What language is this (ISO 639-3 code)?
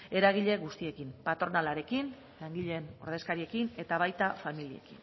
eus